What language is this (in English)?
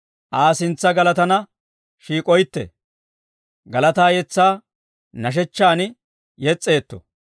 Dawro